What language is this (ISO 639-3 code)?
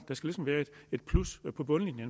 dan